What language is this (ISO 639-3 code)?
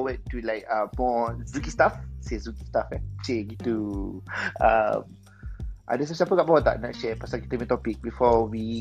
msa